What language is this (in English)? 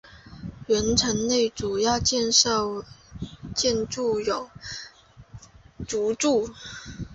Chinese